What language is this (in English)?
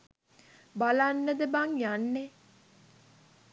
Sinhala